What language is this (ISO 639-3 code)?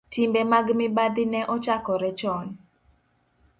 luo